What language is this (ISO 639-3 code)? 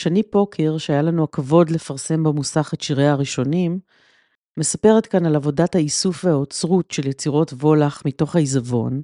heb